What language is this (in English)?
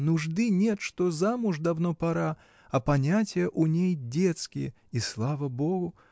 Russian